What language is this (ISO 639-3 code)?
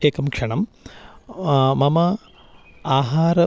san